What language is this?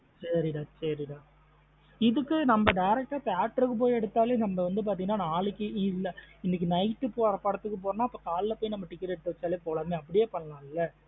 Tamil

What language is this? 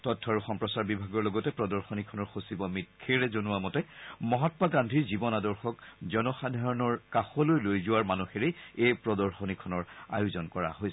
Assamese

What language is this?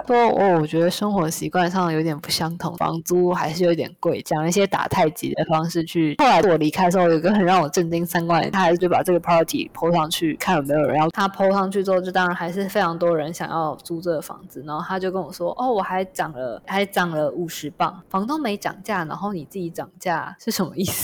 Chinese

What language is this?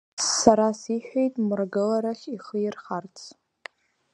Abkhazian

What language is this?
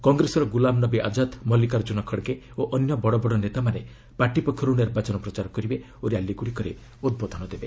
Odia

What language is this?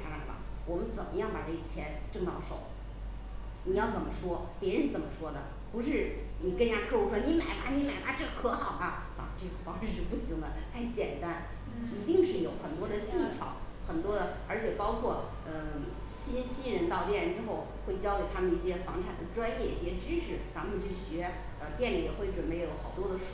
Chinese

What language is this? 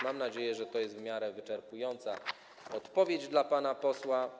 Polish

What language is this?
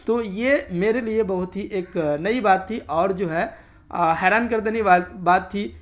Urdu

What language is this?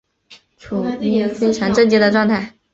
Chinese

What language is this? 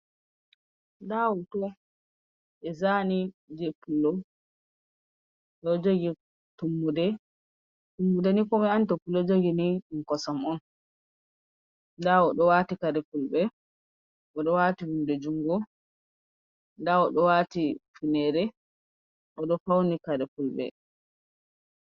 Fula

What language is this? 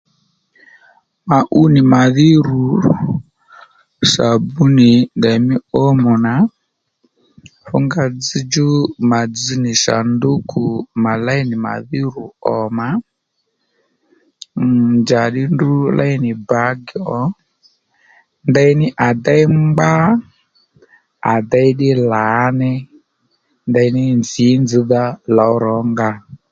Lendu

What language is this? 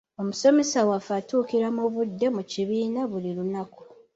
Ganda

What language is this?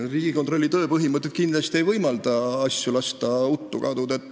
Estonian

